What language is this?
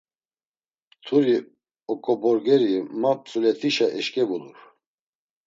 Laz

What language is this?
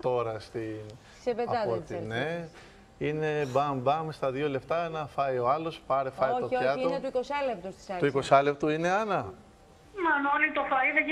Greek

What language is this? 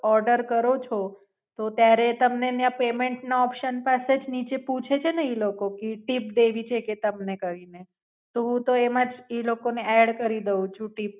Gujarati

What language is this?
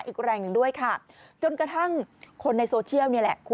Thai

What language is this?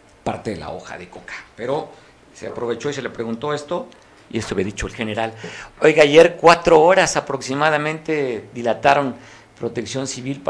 Spanish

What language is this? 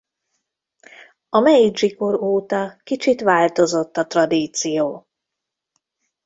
Hungarian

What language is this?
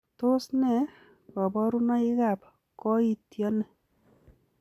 Kalenjin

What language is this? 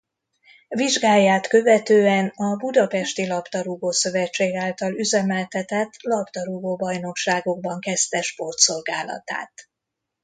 Hungarian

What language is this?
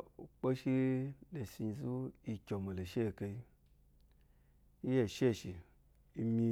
Eloyi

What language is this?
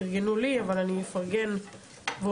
Hebrew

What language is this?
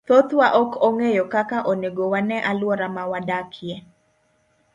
Luo (Kenya and Tanzania)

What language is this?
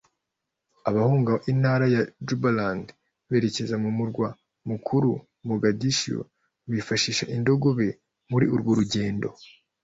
Kinyarwanda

